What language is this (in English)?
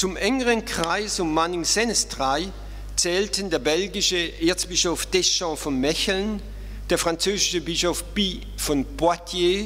German